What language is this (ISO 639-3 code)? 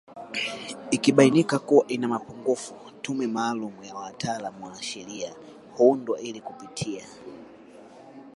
swa